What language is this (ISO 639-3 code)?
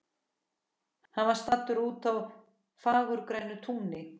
isl